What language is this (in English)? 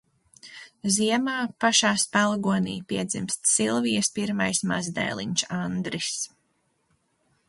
Latvian